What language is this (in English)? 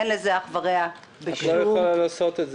Hebrew